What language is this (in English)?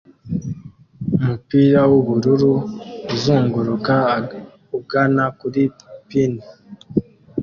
Kinyarwanda